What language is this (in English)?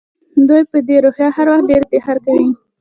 Pashto